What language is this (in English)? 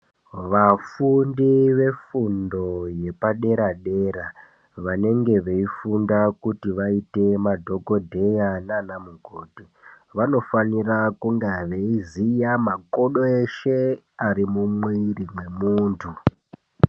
Ndau